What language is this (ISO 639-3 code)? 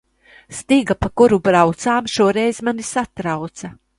lav